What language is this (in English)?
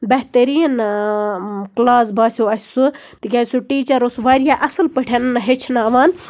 Kashmiri